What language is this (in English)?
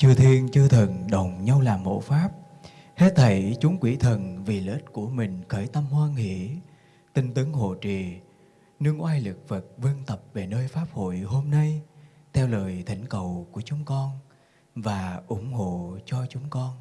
Vietnamese